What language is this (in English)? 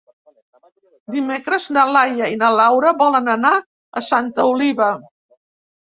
Catalan